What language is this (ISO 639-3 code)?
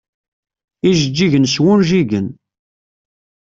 kab